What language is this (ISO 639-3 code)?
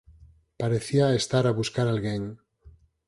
glg